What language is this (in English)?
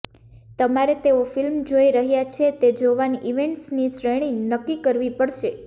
Gujarati